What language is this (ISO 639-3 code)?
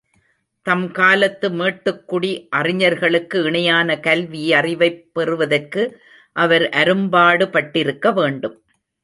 tam